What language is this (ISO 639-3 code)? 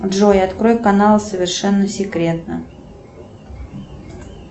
rus